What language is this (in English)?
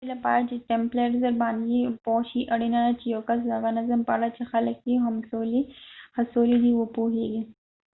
Pashto